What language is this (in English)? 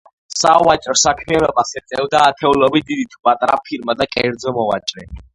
Georgian